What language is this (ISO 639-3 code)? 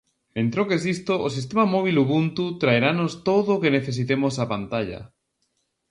glg